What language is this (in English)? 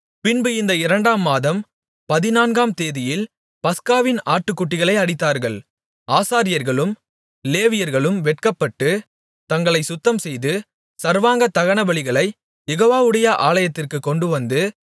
Tamil